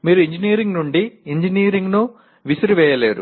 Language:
Telugu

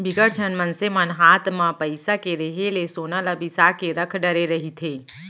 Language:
Chhattisgarhi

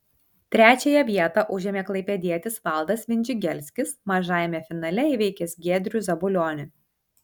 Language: Lithuanian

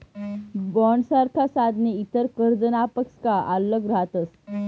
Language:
Marathi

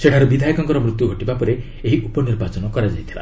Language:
Odia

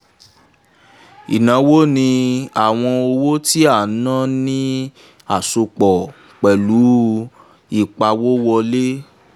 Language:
Yoruba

